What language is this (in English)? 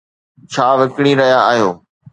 Sindhi